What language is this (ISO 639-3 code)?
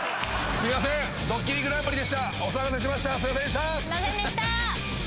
jpn